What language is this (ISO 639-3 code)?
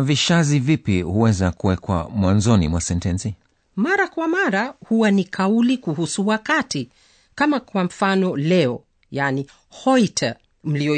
swa